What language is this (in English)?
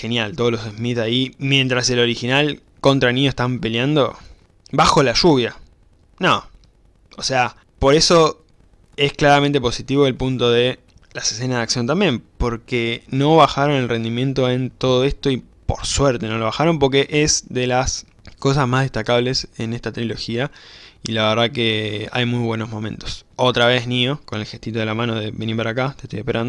Spanish